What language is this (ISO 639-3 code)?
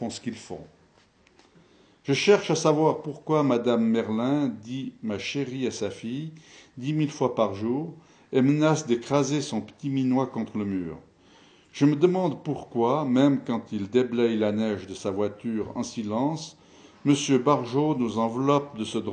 fra